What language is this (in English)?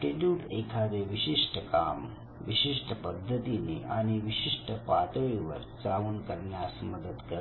Marathi